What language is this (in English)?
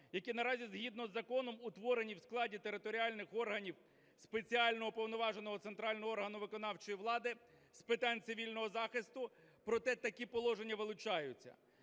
Ukrainian